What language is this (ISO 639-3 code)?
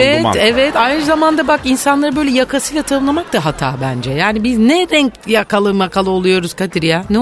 tur